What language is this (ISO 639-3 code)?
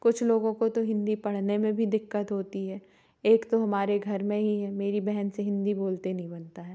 hin